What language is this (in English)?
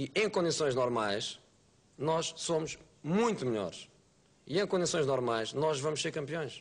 Portuguese